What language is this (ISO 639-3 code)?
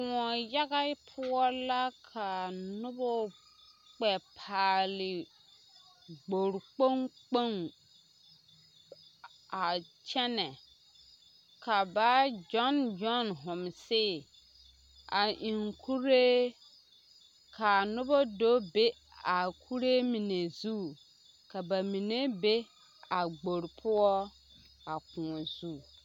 dga